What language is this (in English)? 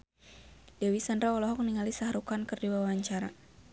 Sundanese